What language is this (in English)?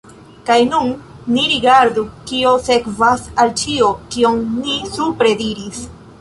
Esperanto